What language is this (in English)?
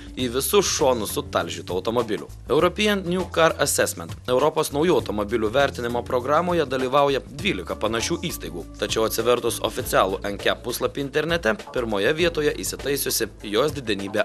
Lithuanian